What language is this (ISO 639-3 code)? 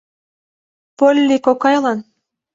chm